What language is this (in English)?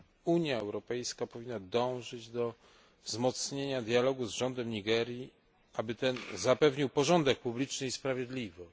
Polish